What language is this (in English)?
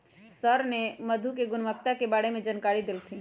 Magahi